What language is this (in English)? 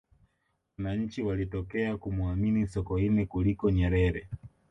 Swahili